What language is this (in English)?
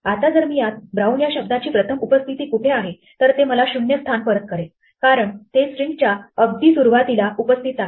Marathi